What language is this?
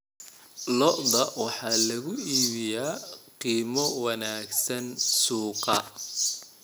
Somali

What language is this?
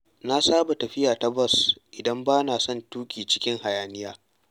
Hausa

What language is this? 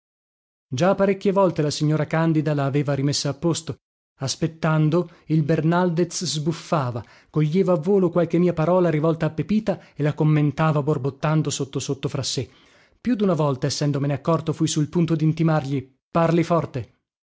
Italian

